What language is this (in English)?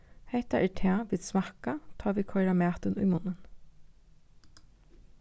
Faroese